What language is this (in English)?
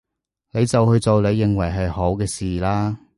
Cantonese